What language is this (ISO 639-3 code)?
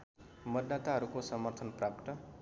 nep